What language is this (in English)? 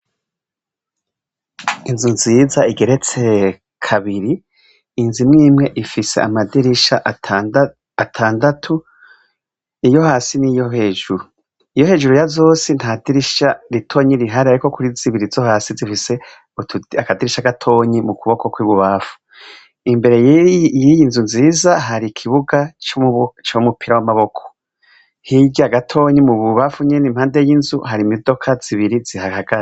Rundi